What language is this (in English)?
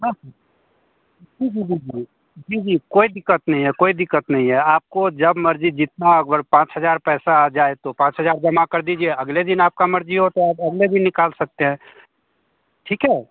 Hindi